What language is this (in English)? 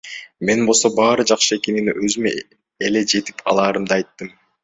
Kyrgyz